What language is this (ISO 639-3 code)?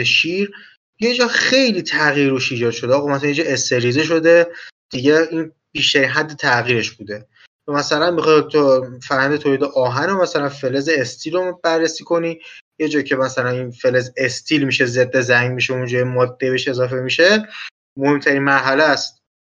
fas